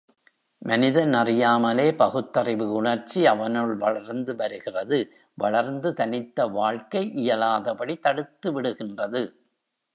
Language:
Tamil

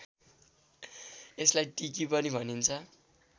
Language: Nepali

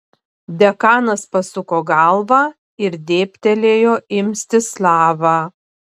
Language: Lithuanian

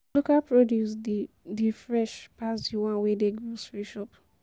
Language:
Nigerian Pidgin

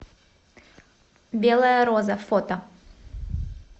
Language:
Russian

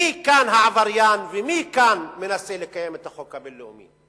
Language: Hebrew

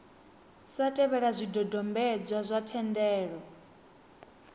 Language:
Venda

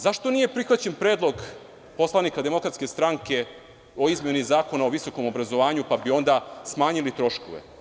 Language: Serbian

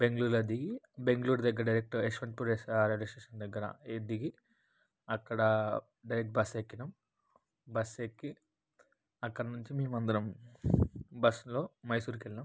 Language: Telugu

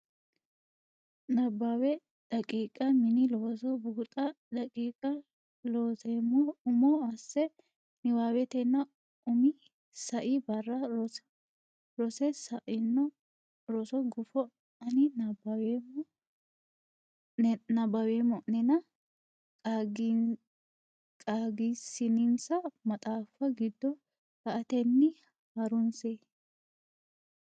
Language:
Sidamo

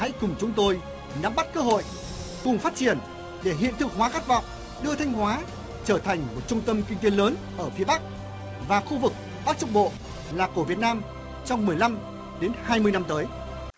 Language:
Vietnamese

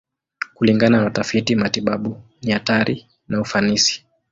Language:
Swahili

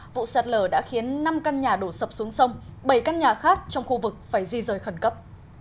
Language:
Vietnamese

